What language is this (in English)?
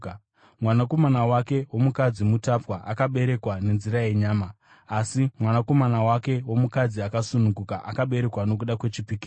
Shona